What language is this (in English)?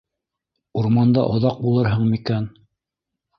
Bashkir